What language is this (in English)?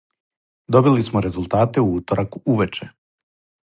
Serbian